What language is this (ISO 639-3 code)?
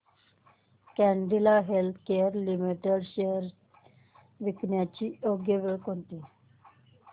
mar